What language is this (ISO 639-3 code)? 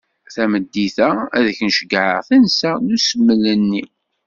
kab